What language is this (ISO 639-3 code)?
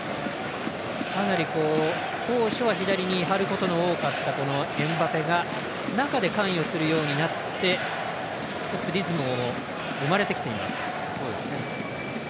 jpn